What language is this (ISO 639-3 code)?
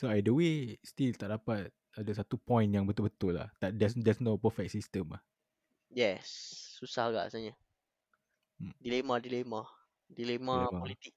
msa